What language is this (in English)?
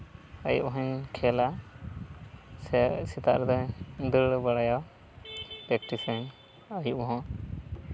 Santali